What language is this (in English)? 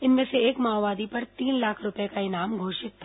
Hindi